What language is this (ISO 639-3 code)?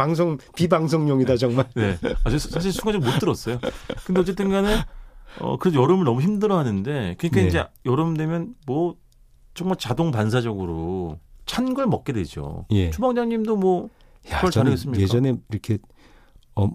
kor